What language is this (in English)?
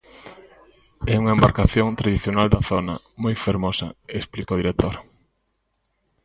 Galician